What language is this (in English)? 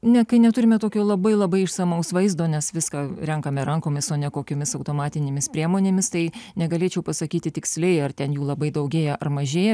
Lithuanian